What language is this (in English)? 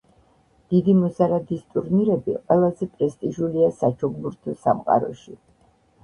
Georgian